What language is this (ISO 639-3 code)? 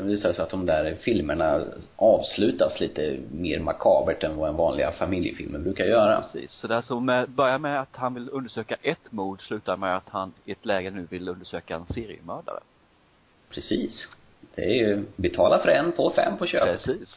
swe